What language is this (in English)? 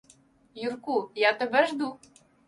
Ukrainian